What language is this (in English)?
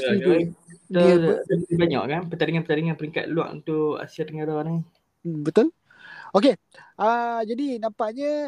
Malay